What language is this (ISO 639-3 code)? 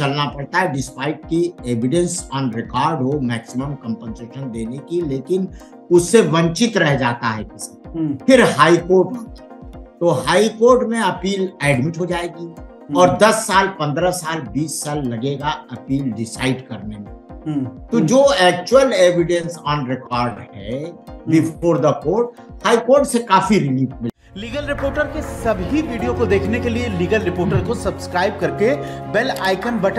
hin